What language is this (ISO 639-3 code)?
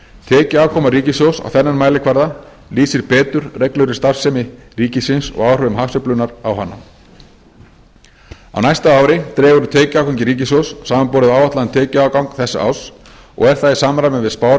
isl